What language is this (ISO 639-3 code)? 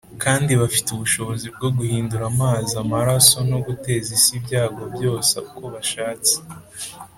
kin